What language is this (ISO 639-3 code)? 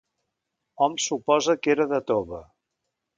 cat